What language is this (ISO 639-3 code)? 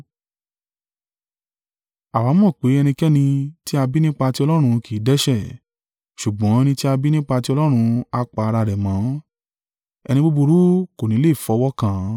yor